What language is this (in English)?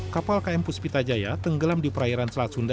Indonesian